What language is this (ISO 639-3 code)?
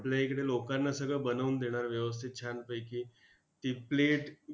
mar